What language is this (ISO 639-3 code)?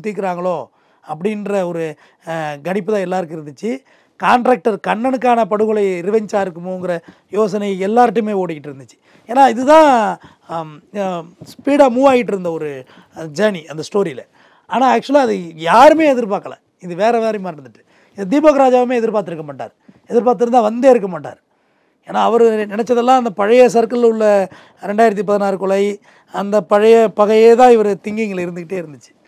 tam